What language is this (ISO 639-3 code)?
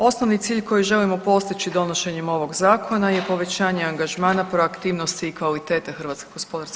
hrv